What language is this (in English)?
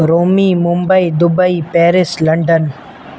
Sindhi